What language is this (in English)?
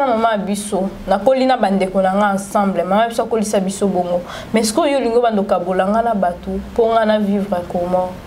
French